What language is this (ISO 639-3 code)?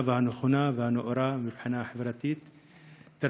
heb